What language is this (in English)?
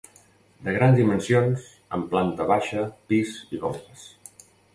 Catalan